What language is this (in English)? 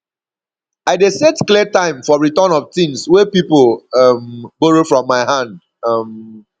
Nigerian Pidgin